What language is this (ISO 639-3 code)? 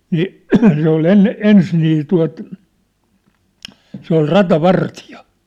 fin